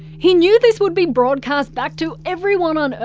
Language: English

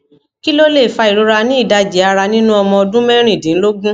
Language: Yoruba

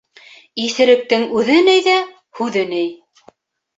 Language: Bashkir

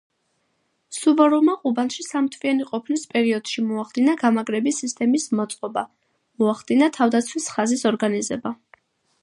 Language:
Georgian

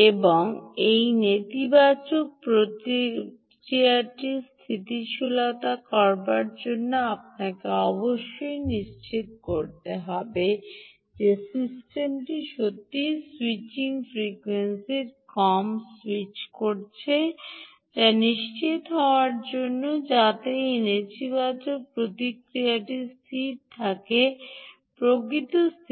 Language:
Bangla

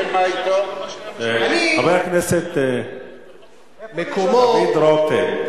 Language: Hebrew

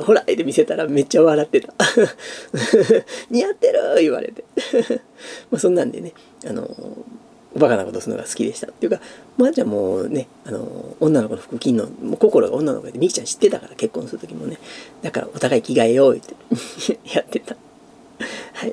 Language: Japanese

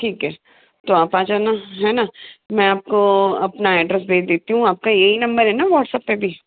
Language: Hindi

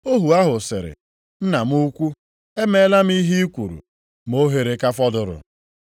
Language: Igbo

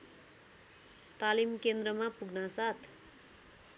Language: Nepali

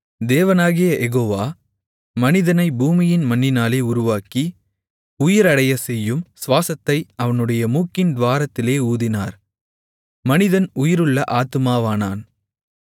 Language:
Tamil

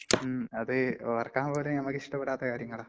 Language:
Malayalam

